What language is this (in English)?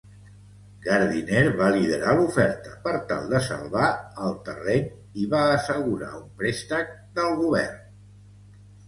Catalan